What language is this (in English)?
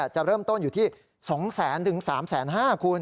Thai